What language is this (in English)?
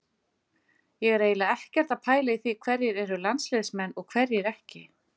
Icelandic